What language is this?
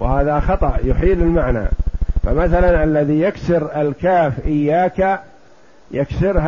Arabic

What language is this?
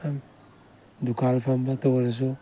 Manipuri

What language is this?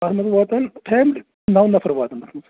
Kashmiri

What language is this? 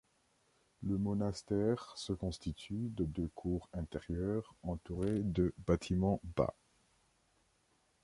French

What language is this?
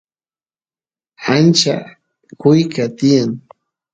Santiago del Estero Quichua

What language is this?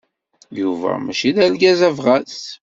Kabyle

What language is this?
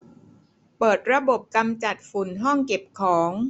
Thai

